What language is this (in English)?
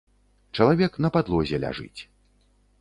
Belarusian